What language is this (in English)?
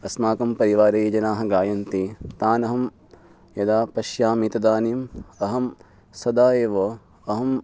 Sanskrit